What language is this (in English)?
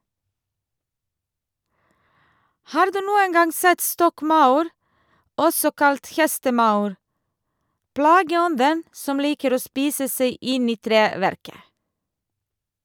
Norwegian